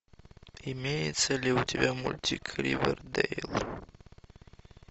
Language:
Russian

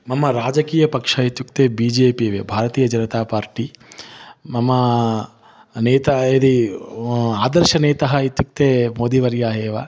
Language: Sanskrit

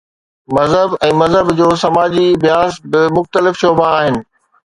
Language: Sindhi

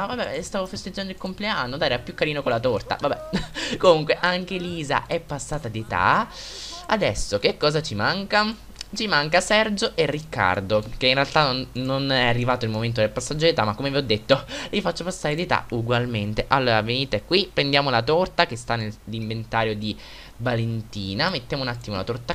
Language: Italian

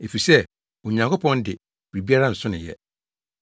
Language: Akan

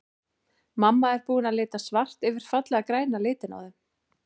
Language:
Icelandic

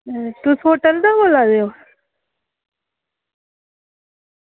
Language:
Dogri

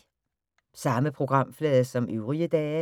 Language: Danish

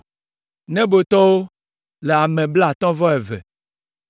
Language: Ewe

